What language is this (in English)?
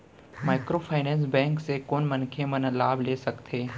Chhattisgarhi